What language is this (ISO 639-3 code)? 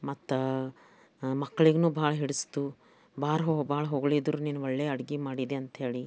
kan